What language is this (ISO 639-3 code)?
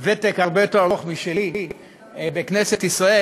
heb